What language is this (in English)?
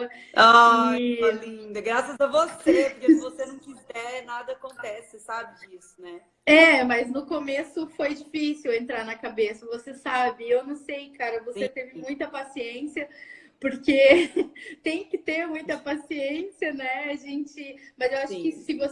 Portuguese